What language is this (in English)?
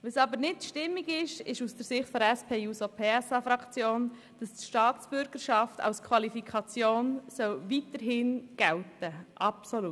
Swiss German